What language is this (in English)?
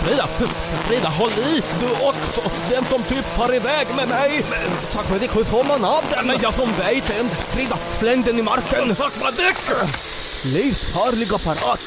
Swedish